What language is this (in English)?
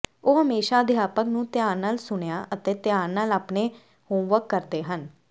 Punjabi